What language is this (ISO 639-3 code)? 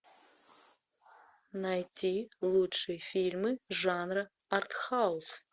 rus